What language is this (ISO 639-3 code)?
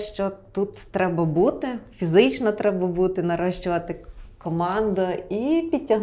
ukr